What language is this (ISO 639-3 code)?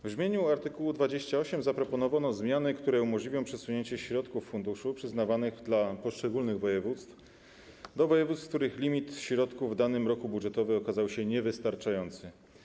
pol